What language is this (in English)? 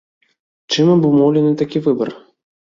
Belarusian